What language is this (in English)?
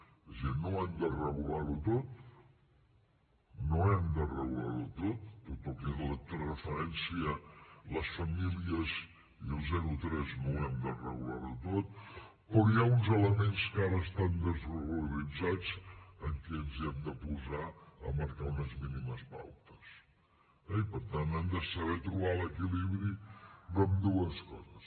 Catalan